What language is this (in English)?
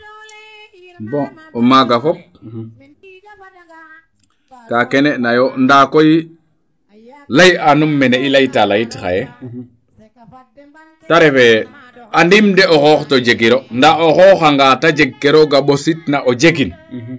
Serer